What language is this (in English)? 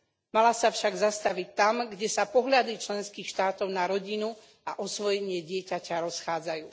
Slovak